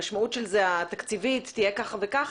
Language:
Hebrew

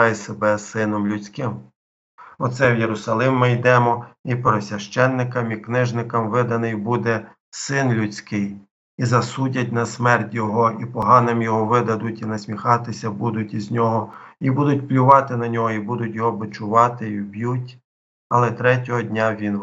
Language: Ukrainian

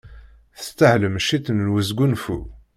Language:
Kabyle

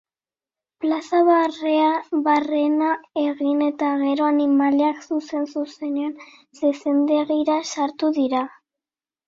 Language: Basque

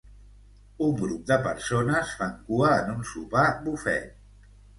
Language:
Catalan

